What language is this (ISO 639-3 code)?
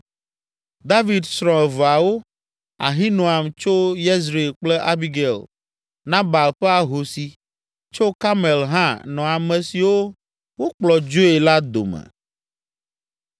ewe